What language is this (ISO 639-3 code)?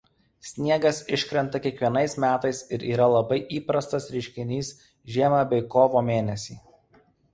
lit